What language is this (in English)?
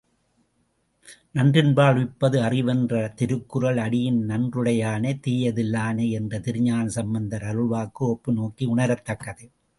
Tamil